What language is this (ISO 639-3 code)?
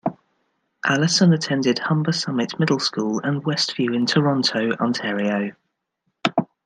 eng